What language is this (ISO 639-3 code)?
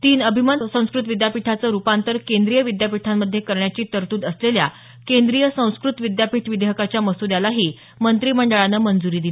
mar